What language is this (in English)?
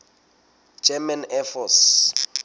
Southern Sotho